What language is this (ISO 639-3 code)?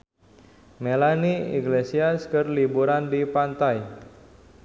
sun